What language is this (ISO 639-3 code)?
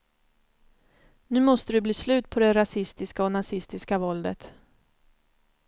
swe